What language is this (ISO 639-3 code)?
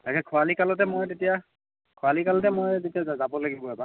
asm